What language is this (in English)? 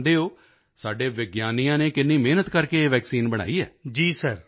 Punjabi